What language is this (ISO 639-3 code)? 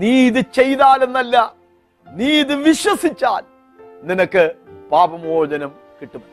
mal